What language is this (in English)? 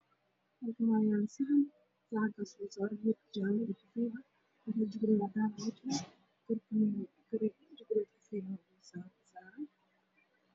Somali